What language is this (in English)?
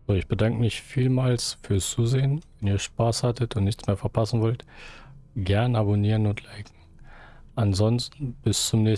German